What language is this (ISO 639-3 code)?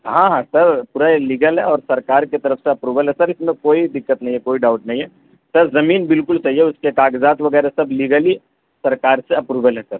urd